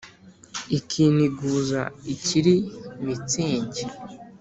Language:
Kinyarwanda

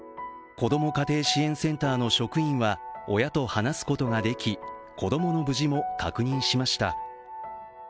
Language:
Japanese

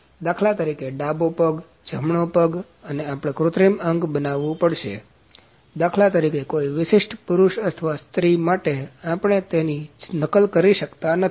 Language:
Gujarati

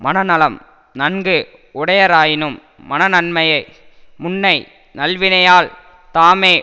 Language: Tamil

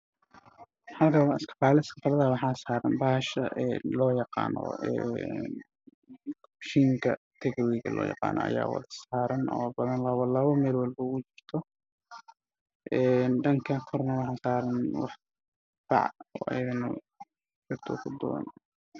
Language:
Somali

